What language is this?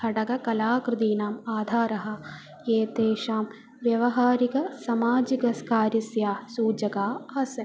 Sanskrit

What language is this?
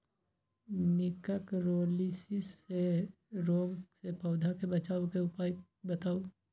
Magahi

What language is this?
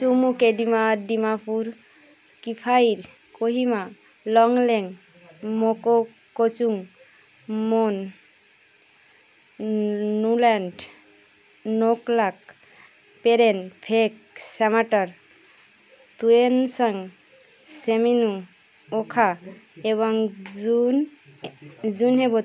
Bangla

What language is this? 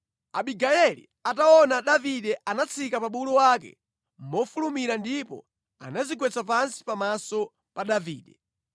Nyanja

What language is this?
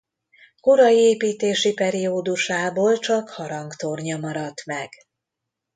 Hungarian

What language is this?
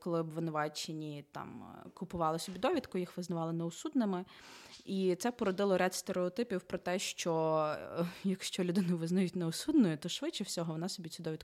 Ukrainian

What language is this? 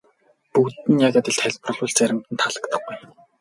Mongolian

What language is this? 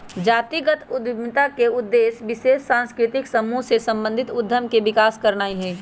Magahi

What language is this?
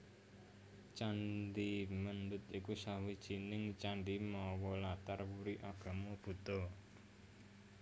Javanese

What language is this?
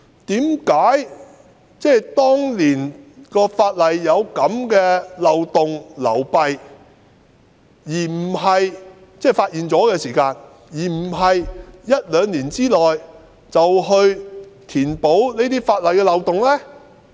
Cantonese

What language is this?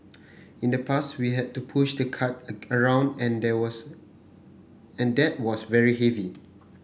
English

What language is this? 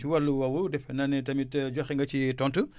Wolof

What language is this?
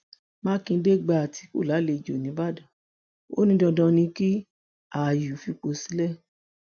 Yoruba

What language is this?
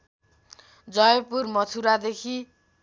Nepali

